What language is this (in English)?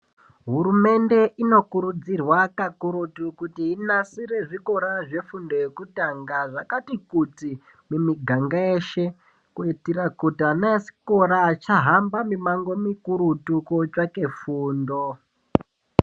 Ndau